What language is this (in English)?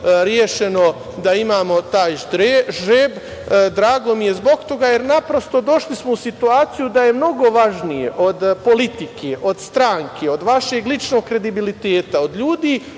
Serbian